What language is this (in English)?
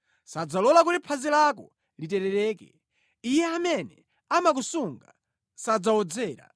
Nyanja